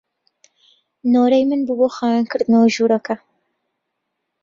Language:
Central Kurdish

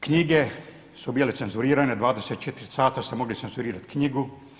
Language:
Croatian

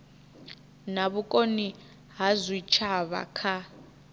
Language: Venda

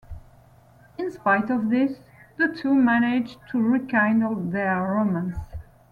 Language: English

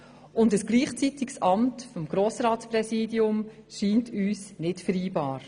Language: Swiss German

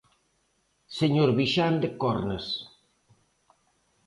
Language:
Galician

